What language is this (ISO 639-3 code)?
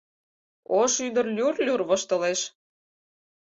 chm